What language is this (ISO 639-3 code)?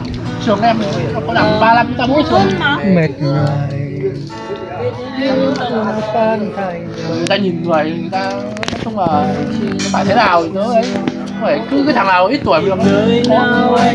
vie